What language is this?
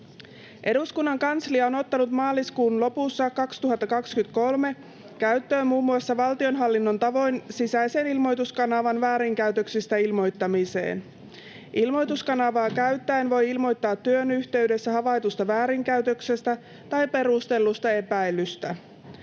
Finnish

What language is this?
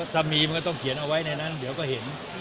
Thai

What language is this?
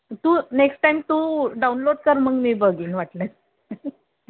Marathi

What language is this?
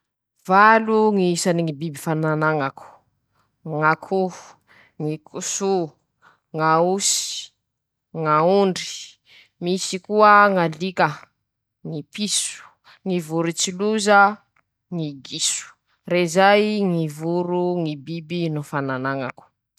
Masikoro Malagasy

